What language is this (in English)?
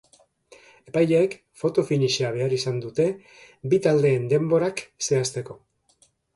Basque